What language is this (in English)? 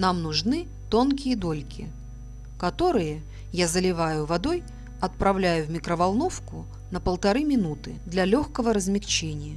Russian